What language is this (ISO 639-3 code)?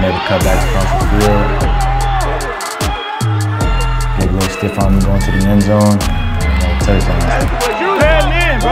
eng